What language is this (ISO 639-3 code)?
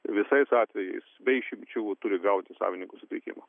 lit